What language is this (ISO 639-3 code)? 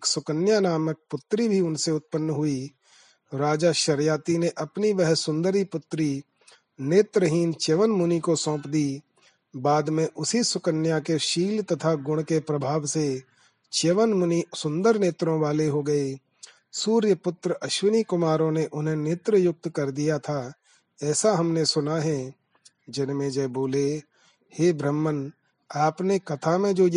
hin